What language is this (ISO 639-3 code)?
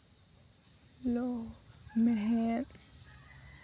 sat